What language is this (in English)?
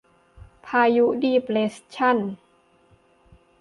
Thai